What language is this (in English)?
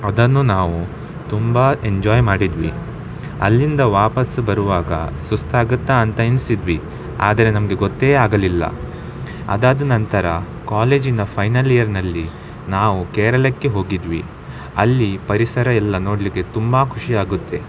Kannada